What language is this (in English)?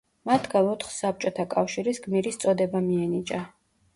Georgian